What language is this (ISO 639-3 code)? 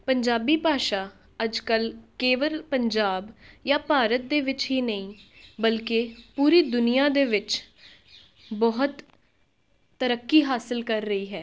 pan